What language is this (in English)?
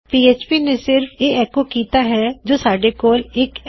Punjabi